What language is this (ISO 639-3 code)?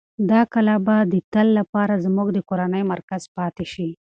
pus